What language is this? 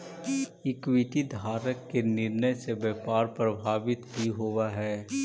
Magahi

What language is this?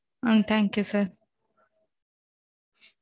Tamil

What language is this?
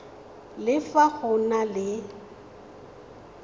Tswana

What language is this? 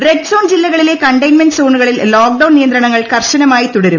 Malayalam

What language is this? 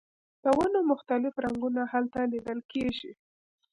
Pashto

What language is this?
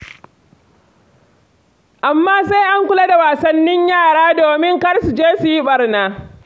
Hausa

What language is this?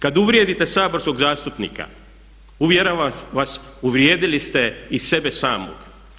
Croatian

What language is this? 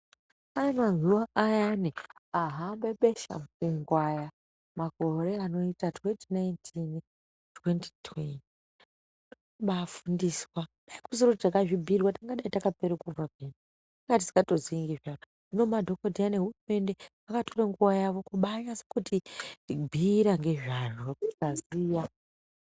Ndau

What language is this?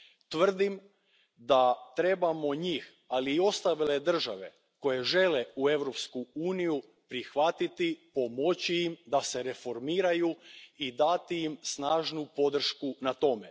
Croatian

